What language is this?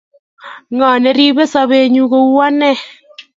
Kalenjin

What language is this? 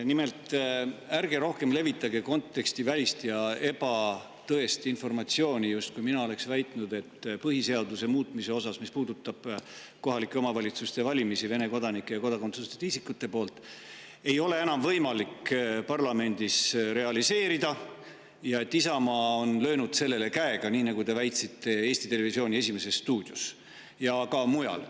Estonian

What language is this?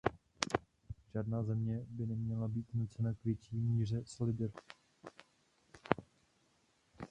Czech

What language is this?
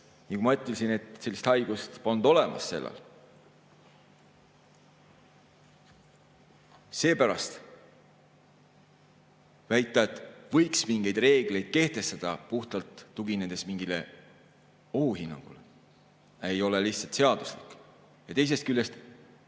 Estonian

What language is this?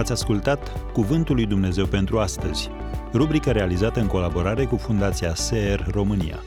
Romanian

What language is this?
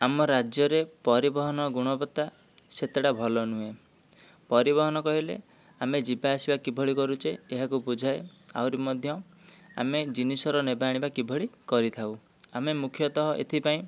Odia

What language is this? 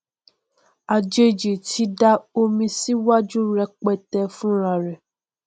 Yoruba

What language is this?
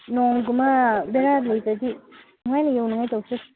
Manipuri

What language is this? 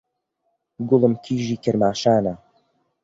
Central Kurdish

